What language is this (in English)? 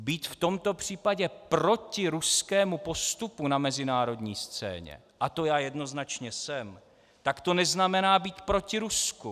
Czech